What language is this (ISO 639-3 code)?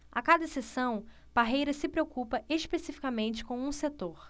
por